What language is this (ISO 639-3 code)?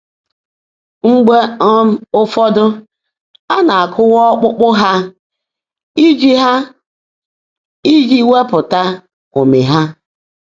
ibo